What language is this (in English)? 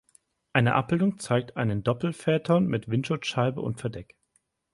German